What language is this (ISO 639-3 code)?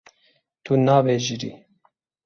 kur